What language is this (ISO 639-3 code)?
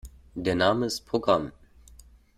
deu